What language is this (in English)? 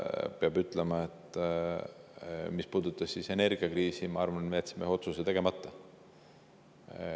Estonian